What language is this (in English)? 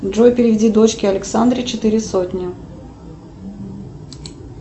Russian